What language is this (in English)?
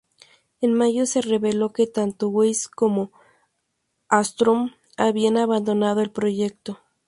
Spanish